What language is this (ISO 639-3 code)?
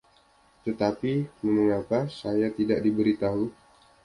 ind